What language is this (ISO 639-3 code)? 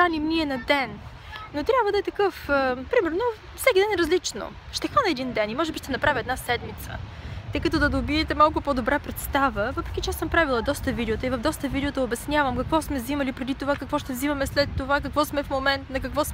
bul